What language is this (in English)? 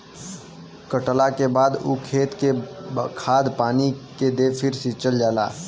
Bhojpuri